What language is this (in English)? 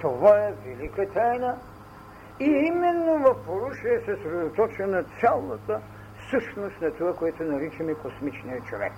Bulgarian